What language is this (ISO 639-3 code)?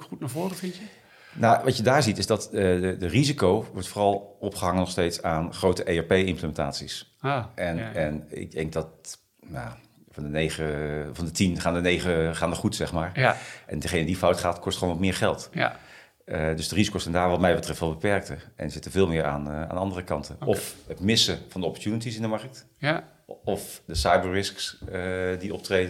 nld